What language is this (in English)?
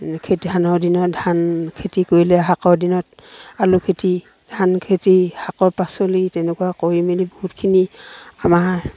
Assamese